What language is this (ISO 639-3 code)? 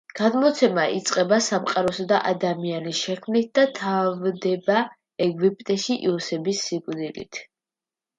kat